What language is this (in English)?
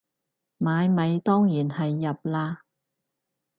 Cantonese